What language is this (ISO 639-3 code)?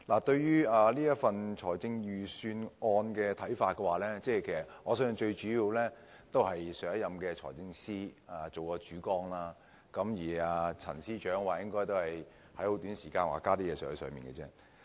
yue